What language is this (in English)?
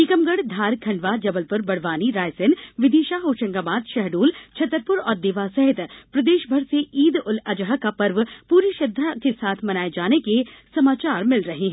Hindi